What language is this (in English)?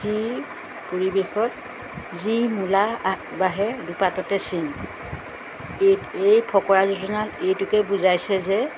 Assamese